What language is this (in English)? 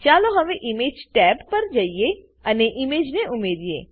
Gujarati